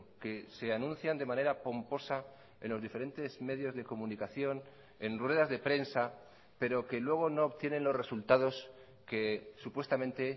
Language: Spanish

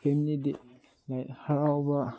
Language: Manipuri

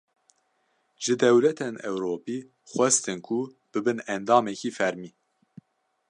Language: Kurdish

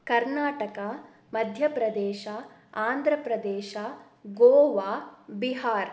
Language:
Kannada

